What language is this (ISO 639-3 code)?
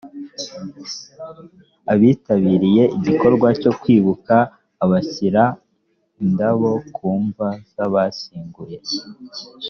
kin